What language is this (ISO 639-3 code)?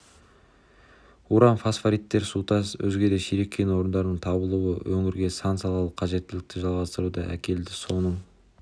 kaz